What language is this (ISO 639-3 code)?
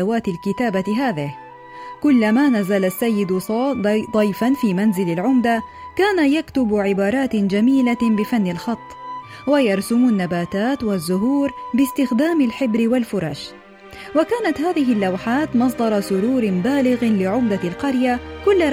ara